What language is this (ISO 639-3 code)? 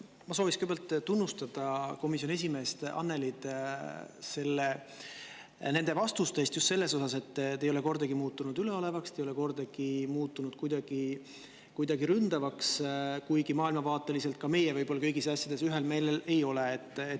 est